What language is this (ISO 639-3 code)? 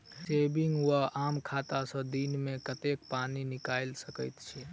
mai